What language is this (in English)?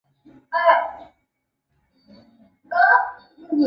Chinese